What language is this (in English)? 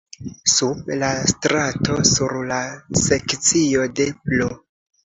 Esperanto